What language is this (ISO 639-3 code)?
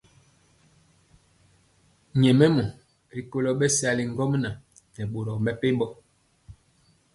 mcx